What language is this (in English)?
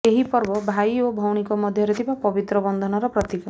Odia